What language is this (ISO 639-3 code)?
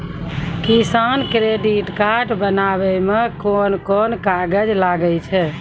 mai